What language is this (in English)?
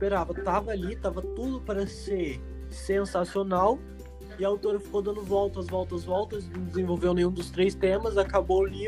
Portuguese